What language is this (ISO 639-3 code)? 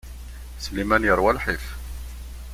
kab